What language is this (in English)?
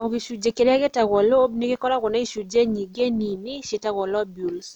Kikuyu